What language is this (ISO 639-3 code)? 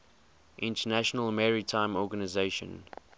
eng